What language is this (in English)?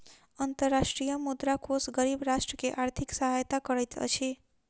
Maithili